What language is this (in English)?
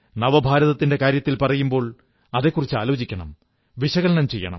Malayalam